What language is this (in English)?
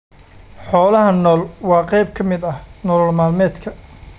Somali